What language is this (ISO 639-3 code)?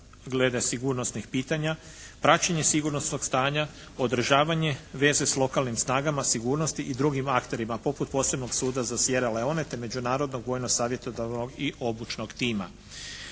hrv